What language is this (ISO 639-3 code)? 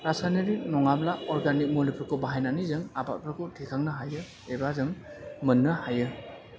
brx